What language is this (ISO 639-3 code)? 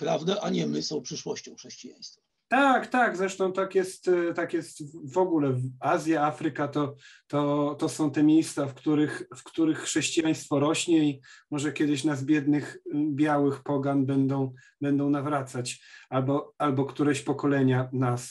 pol